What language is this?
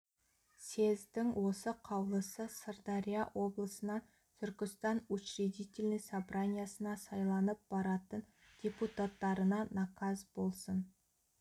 Kazakh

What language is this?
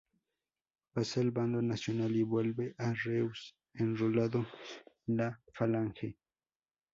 Spanish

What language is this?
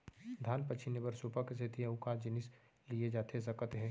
Chhattisgarhi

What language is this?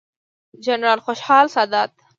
Pashto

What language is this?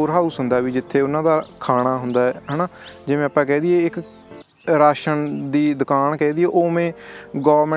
Punjabi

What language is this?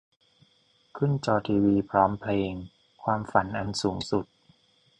Thai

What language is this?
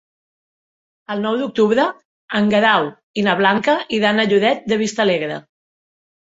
Catalan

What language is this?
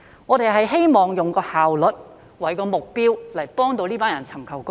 Cantonese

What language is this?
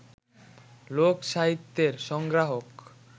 Bangla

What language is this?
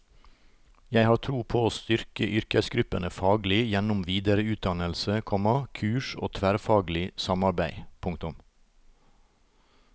Norwegian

